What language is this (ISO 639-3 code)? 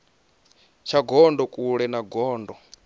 ven